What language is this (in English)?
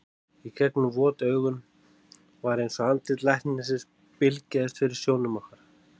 Icelandic